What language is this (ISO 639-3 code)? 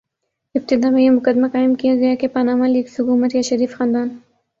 urd